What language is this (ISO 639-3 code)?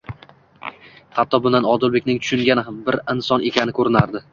uzb